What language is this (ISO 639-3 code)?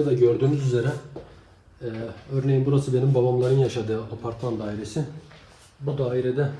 tur